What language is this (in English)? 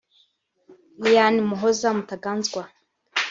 Kinyarwanda